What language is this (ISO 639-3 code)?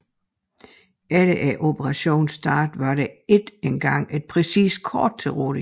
dan